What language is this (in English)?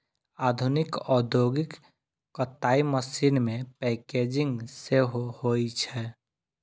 Maithili